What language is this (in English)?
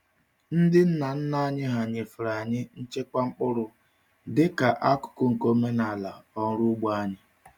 Igbo